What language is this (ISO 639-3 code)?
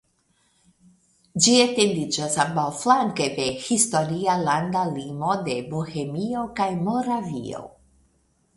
epo